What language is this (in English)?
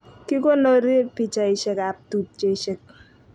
Kalenjin